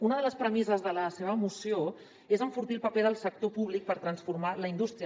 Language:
Catalan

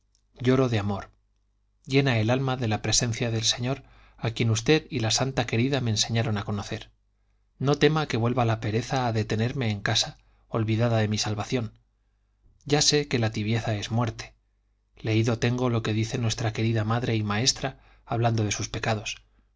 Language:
Spanish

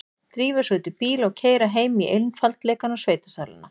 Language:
Icelandic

